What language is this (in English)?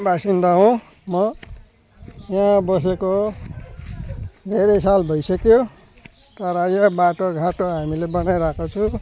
Nepali